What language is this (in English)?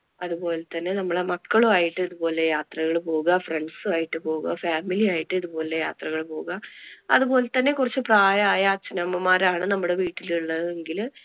Malayalam